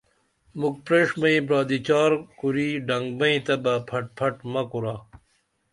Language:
Dameli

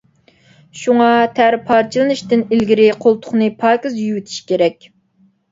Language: Uyghur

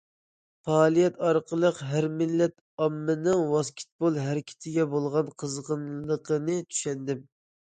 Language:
Uyghur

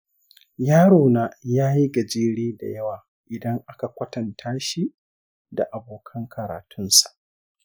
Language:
Hausa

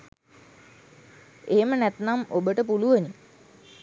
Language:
Sinhala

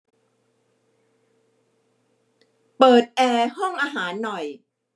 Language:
Thai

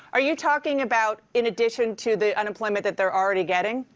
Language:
English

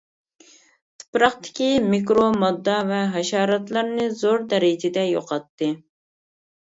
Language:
Uyghur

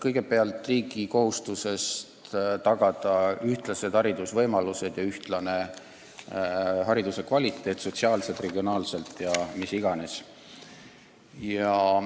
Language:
Estonian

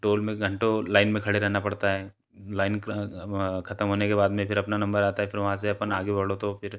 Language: Hindi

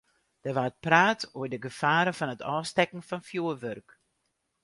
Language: Western Frisian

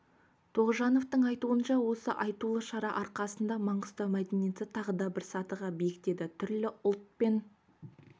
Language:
Kazakh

